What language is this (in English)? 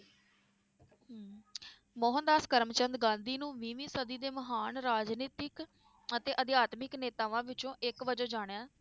Punjabi